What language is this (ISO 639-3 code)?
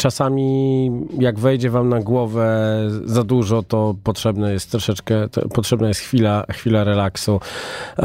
pol